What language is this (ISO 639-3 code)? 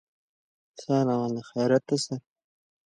fas